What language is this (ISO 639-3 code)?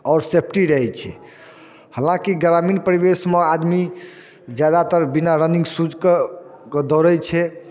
mai